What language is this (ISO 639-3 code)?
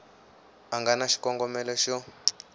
tso